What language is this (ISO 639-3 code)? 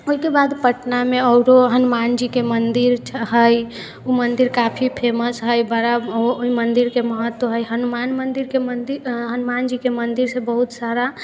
mai